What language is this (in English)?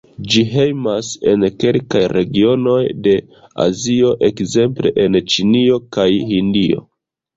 Esperanto